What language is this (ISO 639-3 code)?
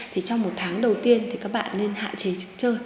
vie